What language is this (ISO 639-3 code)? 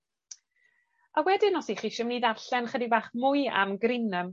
cym